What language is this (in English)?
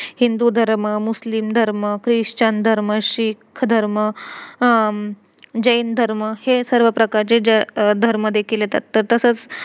Marathi